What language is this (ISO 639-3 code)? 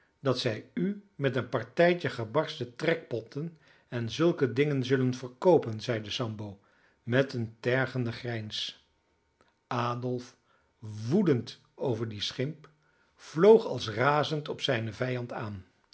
nld